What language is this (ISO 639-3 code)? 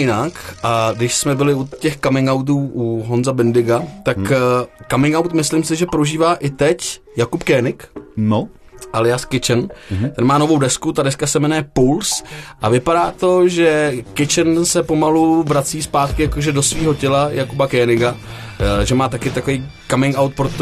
ces